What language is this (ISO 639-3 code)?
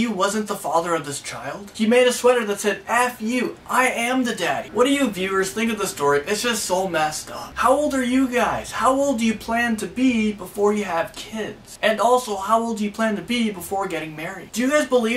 eng